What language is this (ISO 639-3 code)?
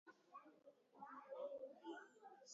luo